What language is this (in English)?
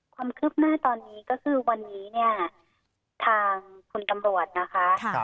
Thai